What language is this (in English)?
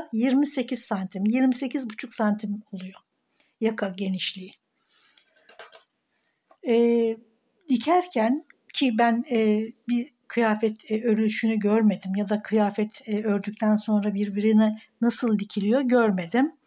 Turkish